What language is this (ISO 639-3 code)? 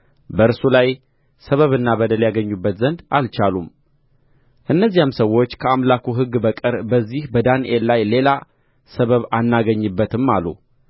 amh